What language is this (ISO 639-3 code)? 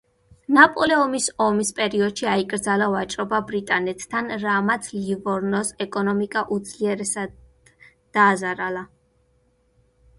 kat